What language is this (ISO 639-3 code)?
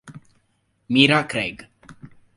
ita